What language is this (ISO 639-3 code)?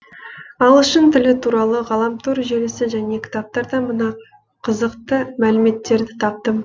kaz